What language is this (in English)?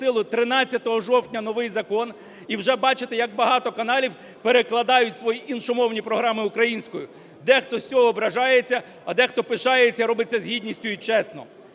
Ukrainian